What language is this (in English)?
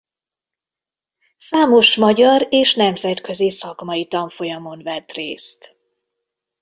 Hungarian